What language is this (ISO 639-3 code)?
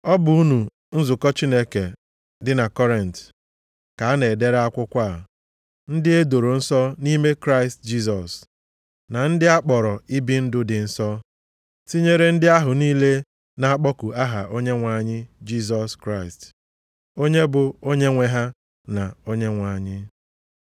ibo